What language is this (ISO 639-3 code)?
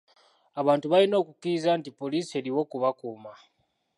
lug